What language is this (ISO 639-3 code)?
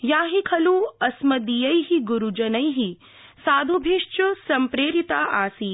san